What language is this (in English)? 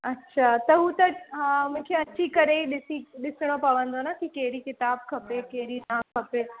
Sindhi